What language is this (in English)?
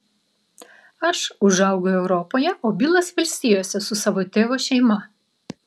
Lithuanian